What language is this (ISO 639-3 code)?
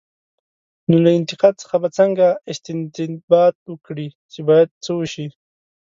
pus